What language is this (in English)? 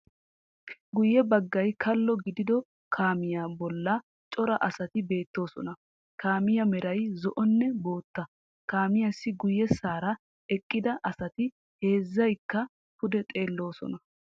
Wolaytta